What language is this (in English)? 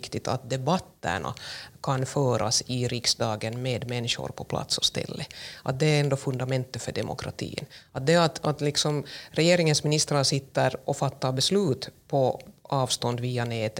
Swedish